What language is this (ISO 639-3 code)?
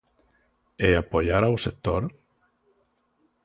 glg